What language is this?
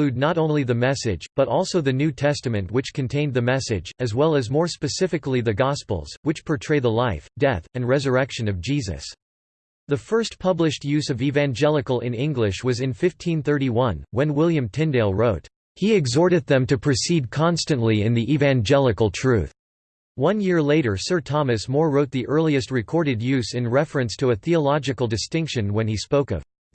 English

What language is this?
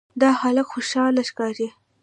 Pashto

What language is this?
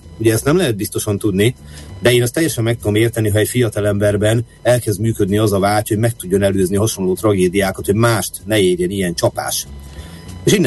Hungarian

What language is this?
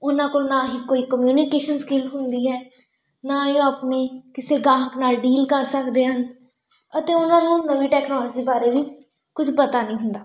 Punjabi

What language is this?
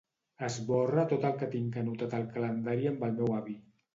Catalan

